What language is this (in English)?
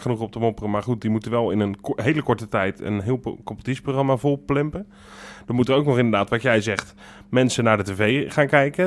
Dutch